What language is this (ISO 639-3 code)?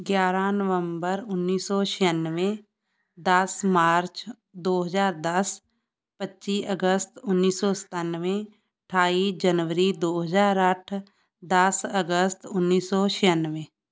pan